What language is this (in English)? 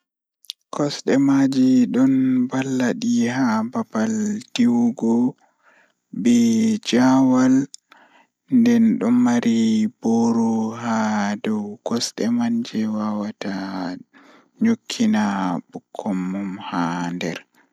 Fula